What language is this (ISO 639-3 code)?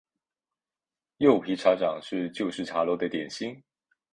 zho